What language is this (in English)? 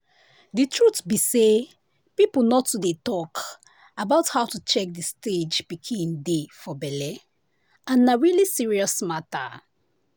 Nigerian Pidgin